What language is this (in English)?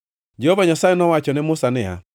Luo (Kenya and Tanzania)